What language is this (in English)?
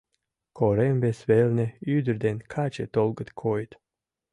Mari